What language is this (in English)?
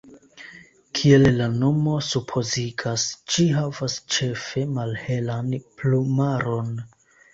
Esperanto